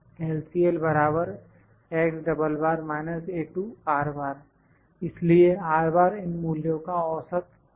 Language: Hindi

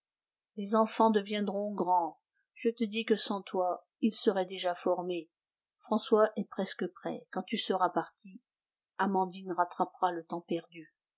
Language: French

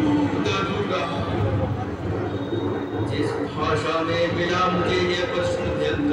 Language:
Arabic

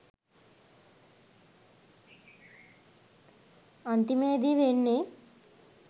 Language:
Sinhala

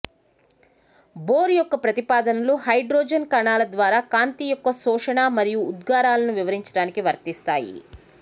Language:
Telugu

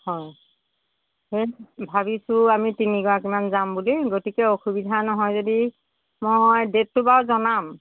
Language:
Assamese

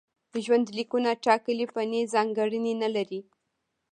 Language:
Pashto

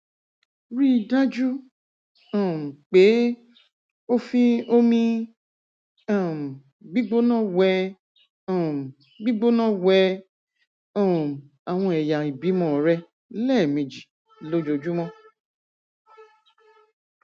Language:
Yoruba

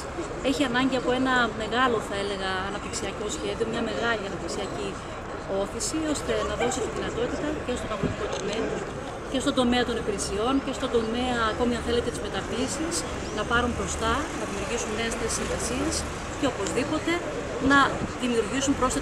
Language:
Greek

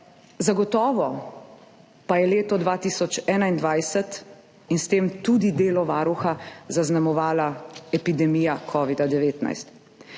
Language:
Slovenian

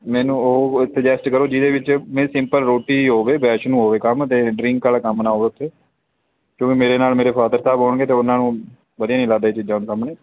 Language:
Punjabi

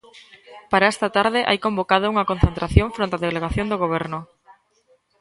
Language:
Galician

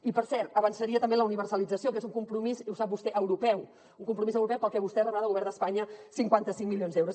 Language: Catalan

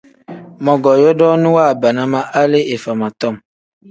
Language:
Tem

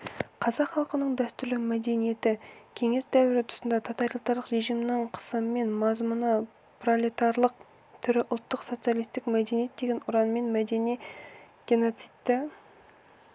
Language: Kazakh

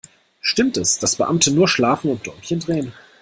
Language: German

